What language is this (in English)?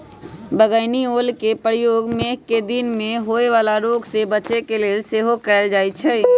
Magahi